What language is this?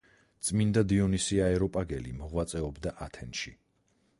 Georgian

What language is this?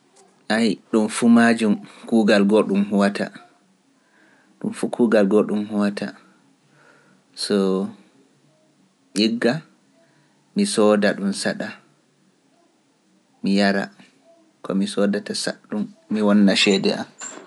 Pular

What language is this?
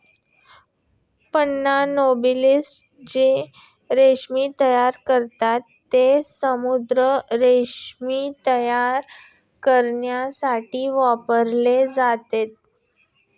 Marathi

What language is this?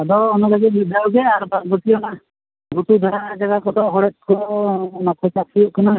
Santali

